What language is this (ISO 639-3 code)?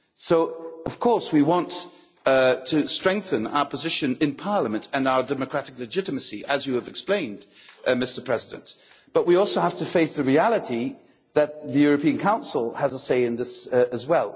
eng